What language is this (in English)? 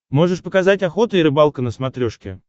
Russian